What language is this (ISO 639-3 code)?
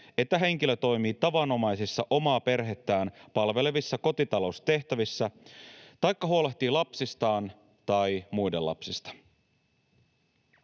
fin